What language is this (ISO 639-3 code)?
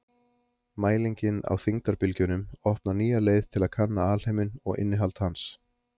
isl